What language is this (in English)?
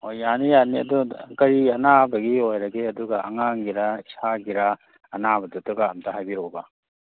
Manipuri